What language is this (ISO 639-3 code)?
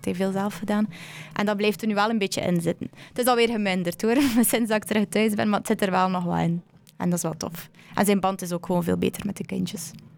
nld